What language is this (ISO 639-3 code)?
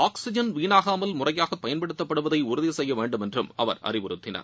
tam